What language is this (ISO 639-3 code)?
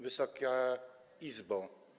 pol